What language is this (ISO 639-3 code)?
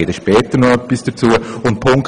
gsw